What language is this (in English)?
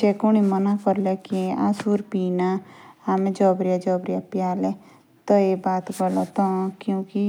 Jaunsari